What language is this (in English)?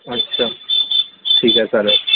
Marathi